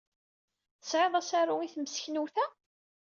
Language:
Kabyle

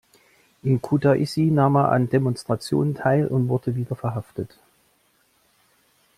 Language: German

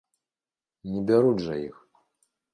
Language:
Belarusian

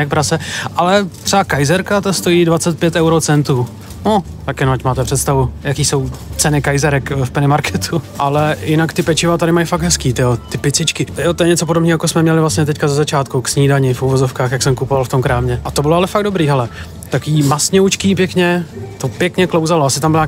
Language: Czech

